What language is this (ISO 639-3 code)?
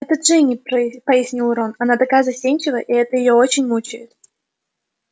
rus